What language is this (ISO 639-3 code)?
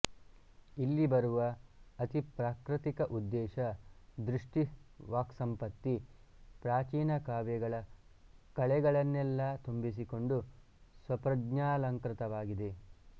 kan